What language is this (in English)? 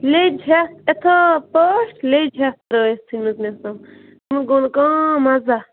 Kashmiri